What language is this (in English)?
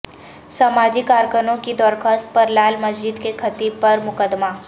Urdu